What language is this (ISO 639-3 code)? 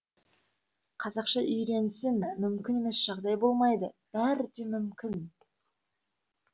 kaz